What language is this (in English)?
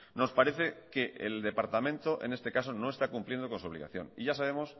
Spanish